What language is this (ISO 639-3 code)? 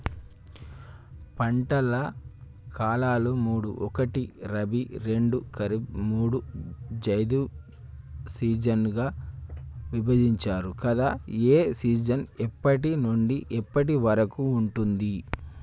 tel